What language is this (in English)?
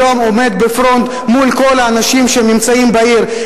Hebrew